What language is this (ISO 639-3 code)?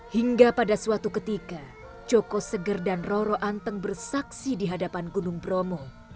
ind